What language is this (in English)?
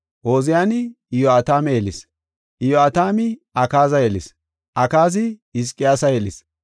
Gofa